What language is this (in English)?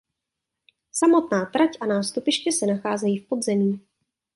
Czech